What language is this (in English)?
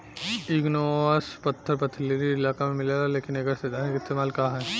Bhojpuri